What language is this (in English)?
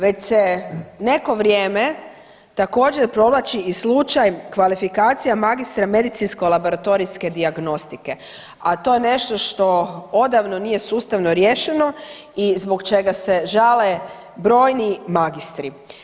Croatian